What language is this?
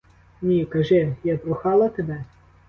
Ukrainian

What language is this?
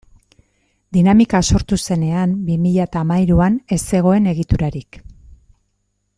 Basque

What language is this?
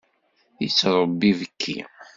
Kabyle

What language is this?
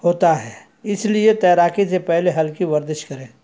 Urdu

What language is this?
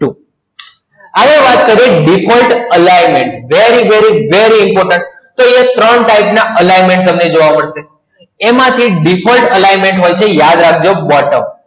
Gujarati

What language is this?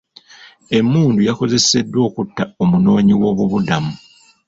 Ganda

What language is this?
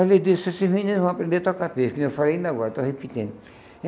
Portuguese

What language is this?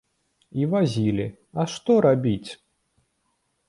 Belarusian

